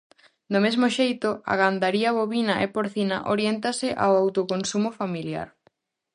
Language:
Galician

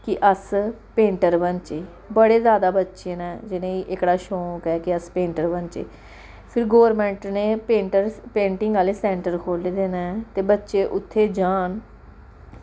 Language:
Dogri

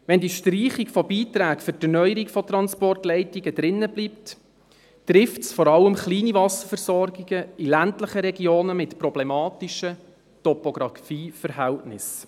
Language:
Swiss German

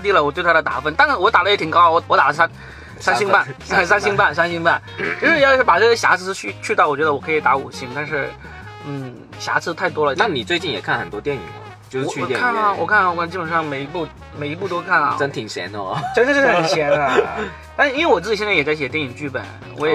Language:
Chinese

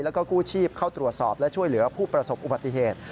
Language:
Thai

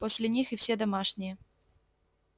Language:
Russian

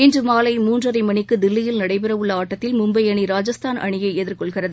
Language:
Tamil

